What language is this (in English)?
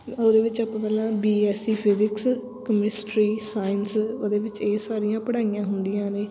Punjabi